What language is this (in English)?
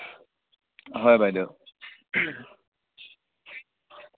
Assamese